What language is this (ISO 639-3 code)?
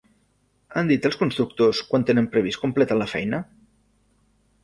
cat